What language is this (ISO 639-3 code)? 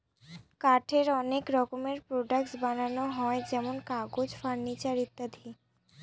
ben